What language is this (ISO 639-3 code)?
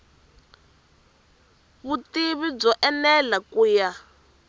tso